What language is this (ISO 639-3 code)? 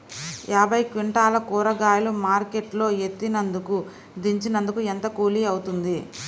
tel